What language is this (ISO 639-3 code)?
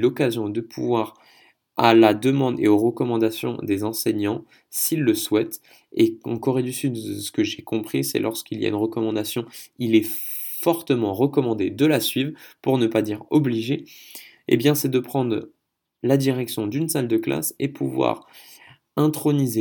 fra